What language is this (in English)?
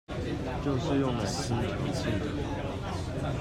Chinese